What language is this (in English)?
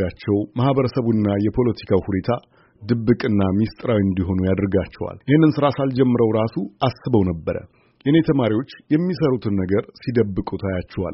Amharic